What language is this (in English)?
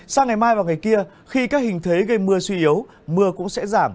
Vietnamese